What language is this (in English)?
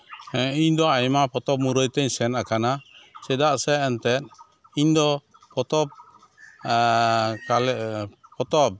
Santali